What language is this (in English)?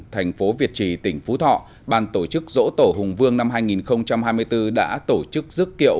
Vietnamese